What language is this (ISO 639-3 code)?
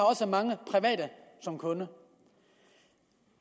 dan